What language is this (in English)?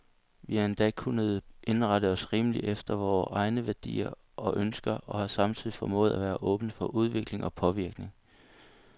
Danish